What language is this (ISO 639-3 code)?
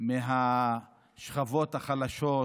heb